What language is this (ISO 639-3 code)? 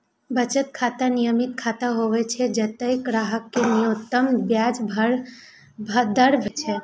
mai